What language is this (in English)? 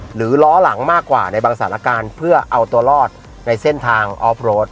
Thai